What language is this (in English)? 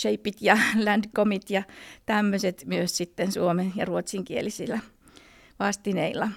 Finnish